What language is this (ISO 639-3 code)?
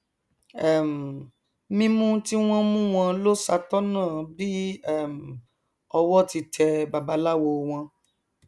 yor